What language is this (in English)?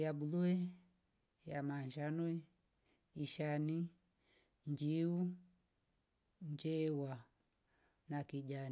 Rombo